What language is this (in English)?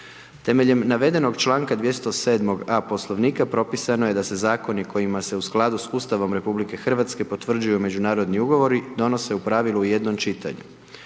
Croatian